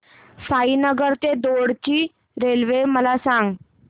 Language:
Marathi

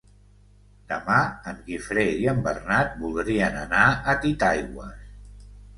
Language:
Catalan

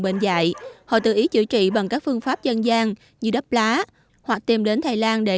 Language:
Vietnamese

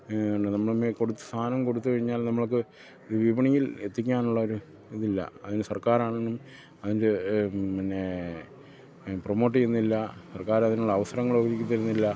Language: Malayalam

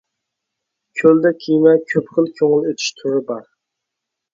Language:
Uyghur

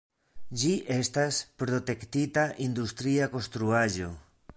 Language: Esperanto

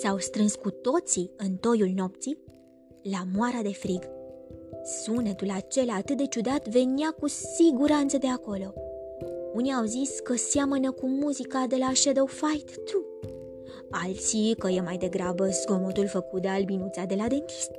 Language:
Romanian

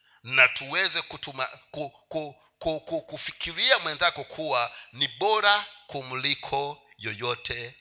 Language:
Swahili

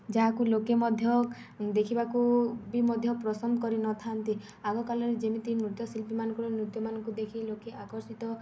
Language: Odia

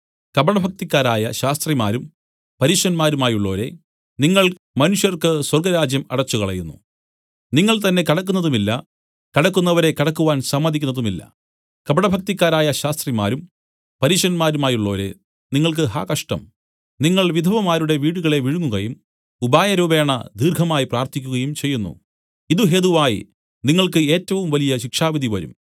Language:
Malayalam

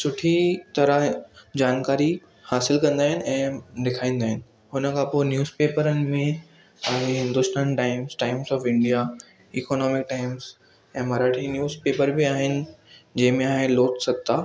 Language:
Sindhi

